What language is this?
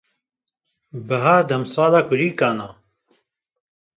Kurdish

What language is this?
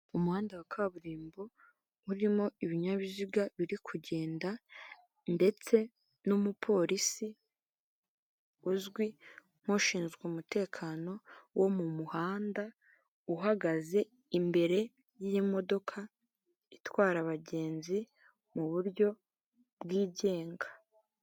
Kinyarwanda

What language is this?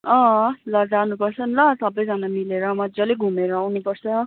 Nepali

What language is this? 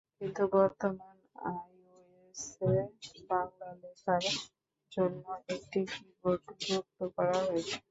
Bangla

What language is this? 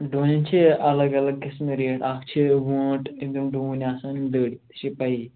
Kashmiri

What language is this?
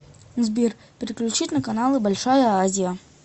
Russian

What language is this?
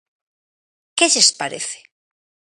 Galician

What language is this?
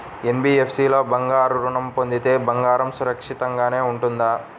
Telugu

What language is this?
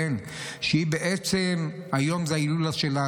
Hebrew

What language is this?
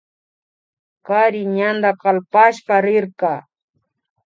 Imbabura Highland Quichua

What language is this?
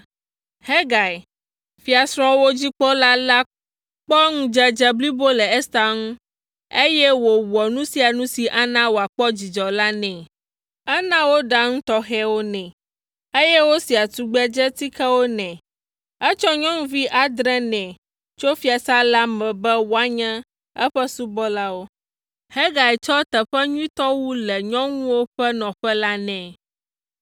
Ewe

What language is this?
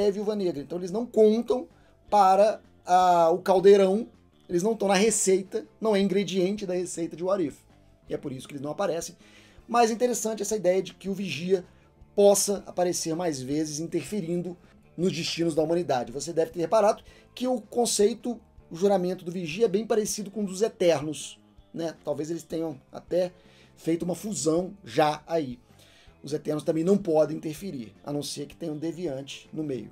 Portuguese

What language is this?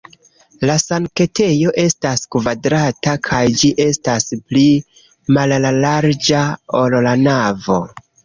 Esperanto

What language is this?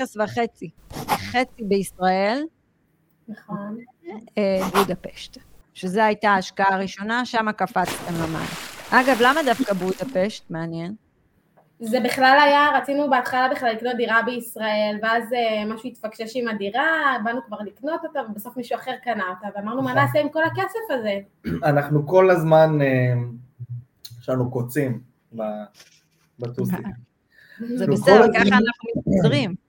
Hebrew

